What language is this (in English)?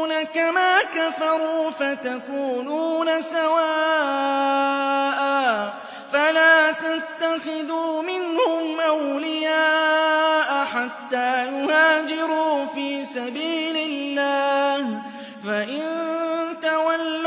Arabic